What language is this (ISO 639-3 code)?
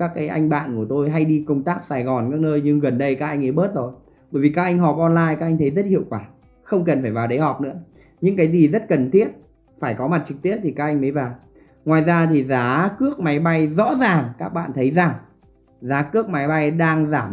vie